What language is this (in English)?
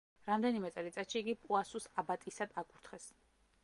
Georgian